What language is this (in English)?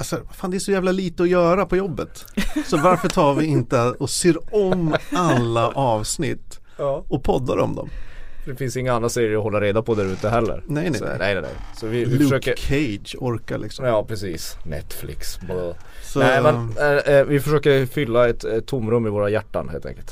Swedish